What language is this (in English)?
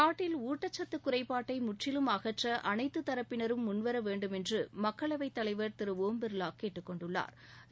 Tamil